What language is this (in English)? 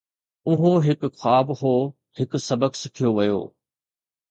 Sindhi